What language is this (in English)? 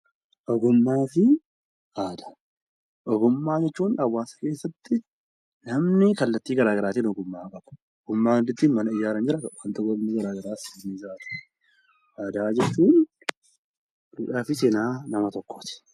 Oromo